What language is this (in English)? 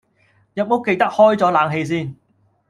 Cantonese